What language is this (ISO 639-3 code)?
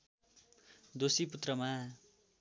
nep